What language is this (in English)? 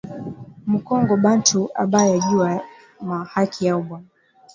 Swahili